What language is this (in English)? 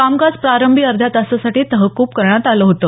Marathi